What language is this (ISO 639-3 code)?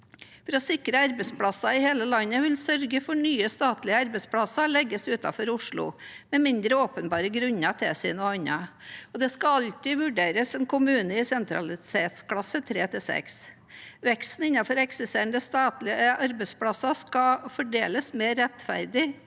nor